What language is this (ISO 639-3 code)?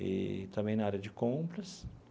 por